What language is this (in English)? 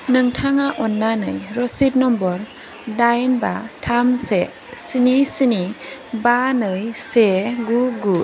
Bodo